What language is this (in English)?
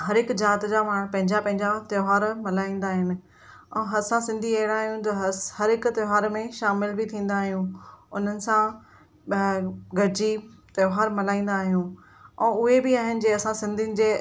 Sindhi